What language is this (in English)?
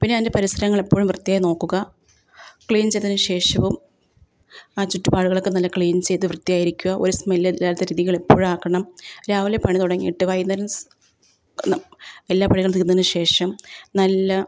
Malayalam